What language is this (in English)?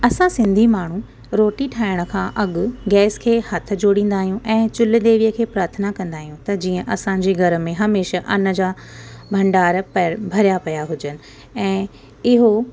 Sindhi